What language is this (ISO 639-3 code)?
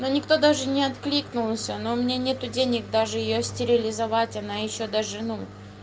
rus